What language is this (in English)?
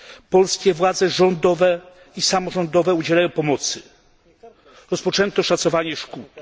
Polish